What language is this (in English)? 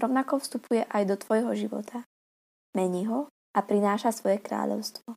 Slovak